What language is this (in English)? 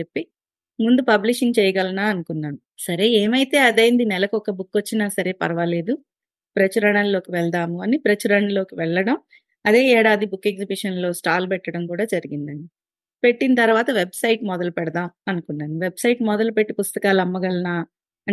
Telugu